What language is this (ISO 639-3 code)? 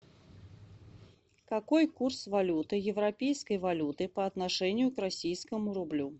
rus